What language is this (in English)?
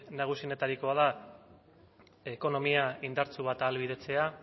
Basque